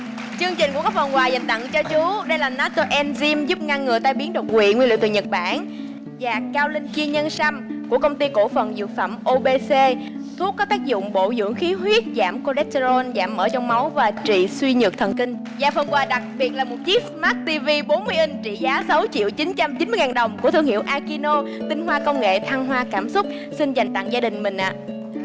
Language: Vietnamese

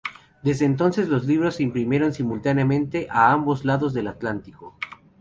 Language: Spanish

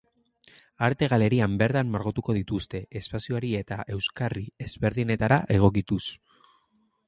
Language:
Basque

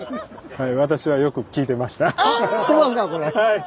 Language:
Japanese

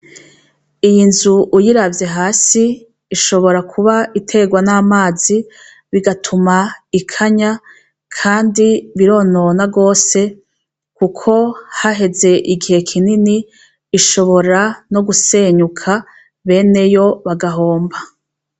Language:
Rundi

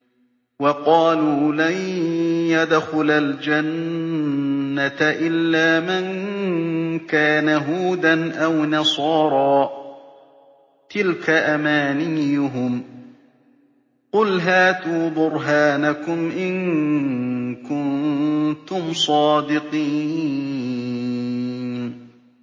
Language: Arabic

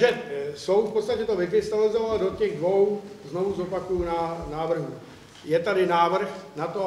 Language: Czech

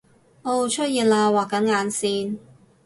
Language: Cantonese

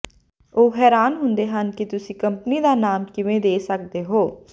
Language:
Punjabi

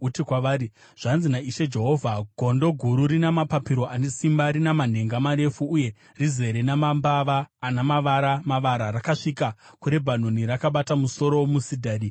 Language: Shona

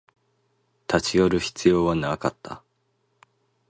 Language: Japanese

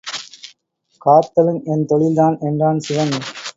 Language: Tamil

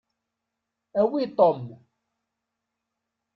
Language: Kabyle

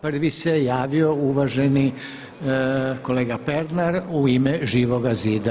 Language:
Croatian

